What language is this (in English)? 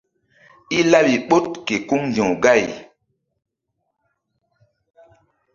Mbum